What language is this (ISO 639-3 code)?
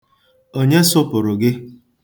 ibo